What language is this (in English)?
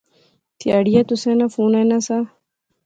Pahari-Potwari